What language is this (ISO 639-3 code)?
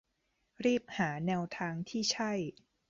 tha